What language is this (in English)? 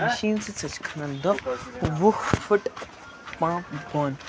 Kashmiri